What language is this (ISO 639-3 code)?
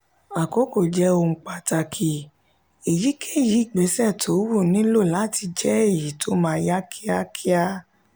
yor